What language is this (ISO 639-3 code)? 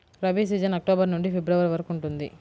tel